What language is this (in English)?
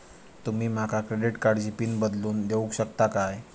Marathi